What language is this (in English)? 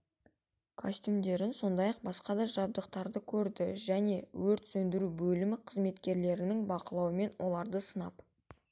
Kazakh